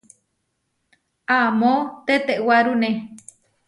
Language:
Huarijio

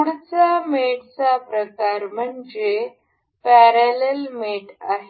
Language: Marathi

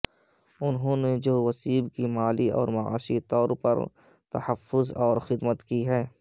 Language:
Urdu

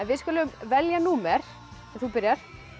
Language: Icelandic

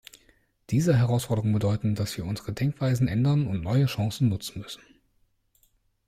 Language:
German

